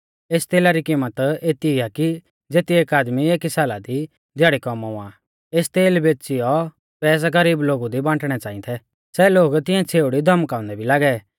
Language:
Mahasu Pahari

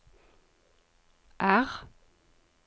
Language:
Norwegian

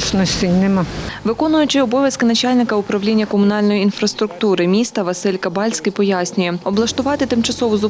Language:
Ukrainian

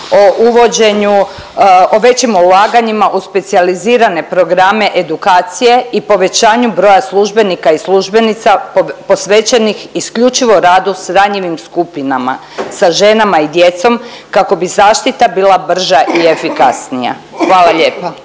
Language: Croatian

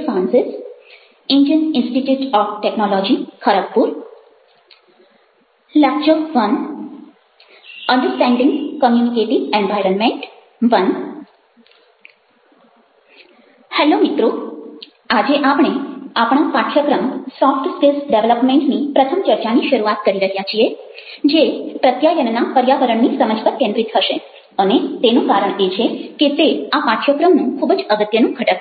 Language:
Gujarati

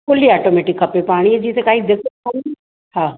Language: Sindhi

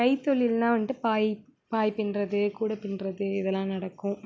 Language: Tamil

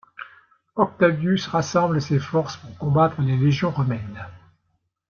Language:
French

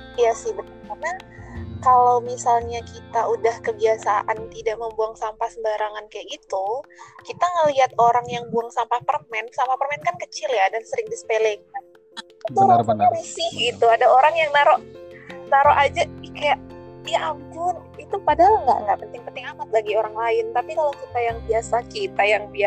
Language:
Indonesian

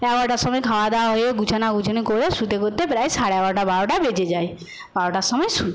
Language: Bangla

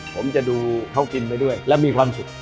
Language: Thai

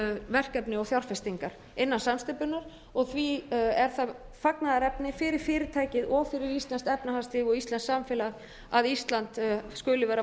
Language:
Icelandic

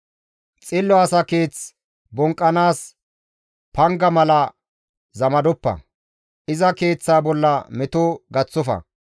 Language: Gamo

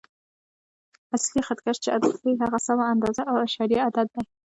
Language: Pashto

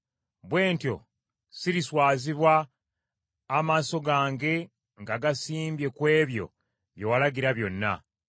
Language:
Ganda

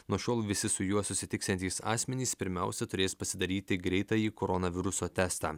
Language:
Lithuanian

